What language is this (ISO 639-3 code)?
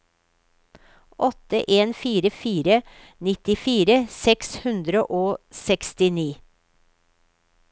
nor